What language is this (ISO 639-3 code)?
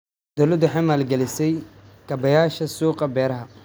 som